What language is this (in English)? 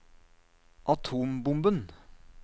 Norwegian